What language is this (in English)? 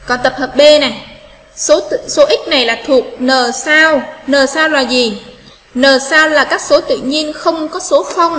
Vietnamese